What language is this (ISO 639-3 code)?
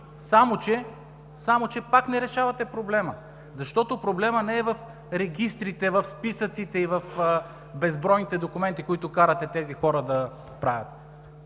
bul